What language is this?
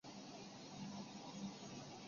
Chinese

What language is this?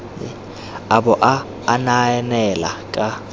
Tswana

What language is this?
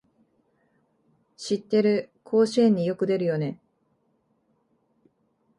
Japanese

